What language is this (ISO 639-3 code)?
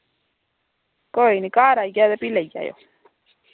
doi